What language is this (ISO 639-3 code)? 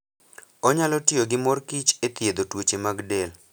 luo